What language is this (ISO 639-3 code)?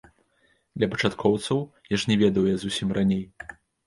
bel